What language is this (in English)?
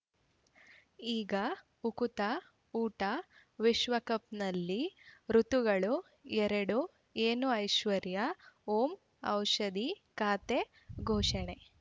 Kannada